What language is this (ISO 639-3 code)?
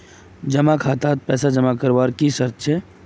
mag